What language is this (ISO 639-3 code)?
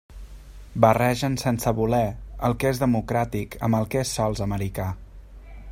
cat